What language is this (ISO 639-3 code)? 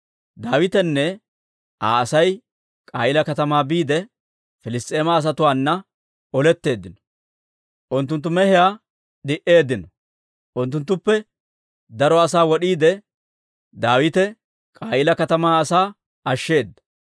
dwr